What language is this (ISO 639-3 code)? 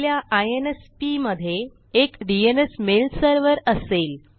mar